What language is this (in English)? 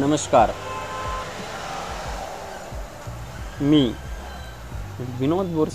Marathi